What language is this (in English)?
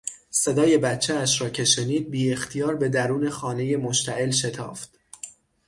Persian